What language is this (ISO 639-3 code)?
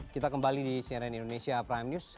ind